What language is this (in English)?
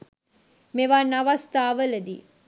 Sinhala